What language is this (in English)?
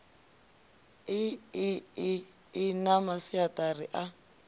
Venda